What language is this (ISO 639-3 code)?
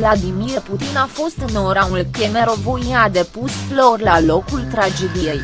ron